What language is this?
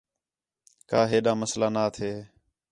Khetrani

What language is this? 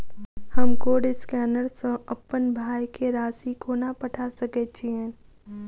Maithili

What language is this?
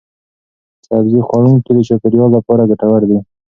Pashto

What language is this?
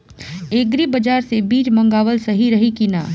Bhojpuri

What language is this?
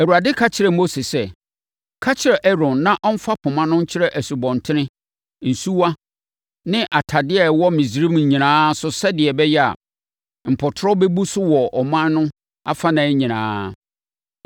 Akan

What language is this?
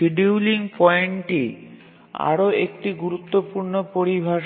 Bangla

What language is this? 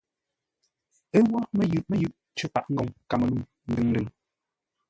Ngombale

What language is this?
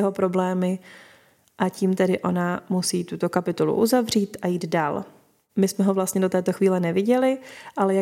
Czech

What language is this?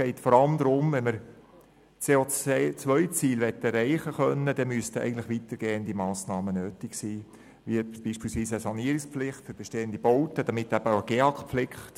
Swiss German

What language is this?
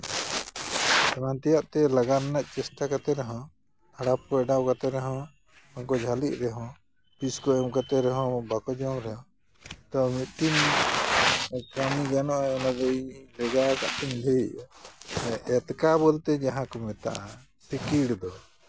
Santali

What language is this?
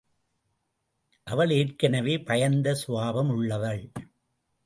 Tamil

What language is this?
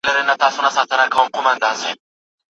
Pashto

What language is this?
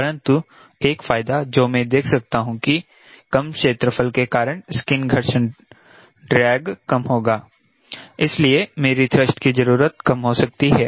Hindi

